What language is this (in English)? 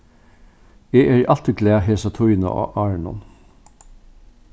Faroese